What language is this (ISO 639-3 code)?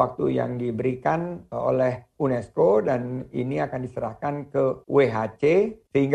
ind